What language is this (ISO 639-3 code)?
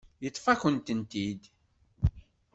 kab